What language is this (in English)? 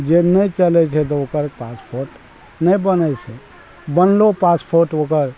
Maithili